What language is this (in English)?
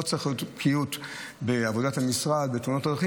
Hebrew